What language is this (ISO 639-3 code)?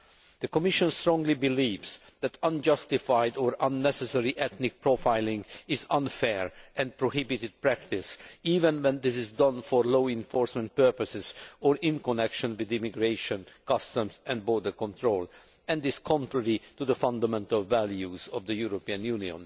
eng